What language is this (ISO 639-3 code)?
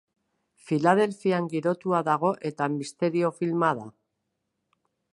eus